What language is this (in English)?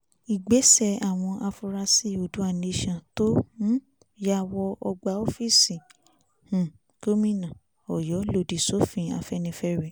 Yoruba